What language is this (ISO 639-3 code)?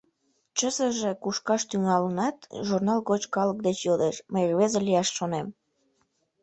chm